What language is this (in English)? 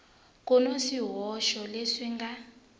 Tsonga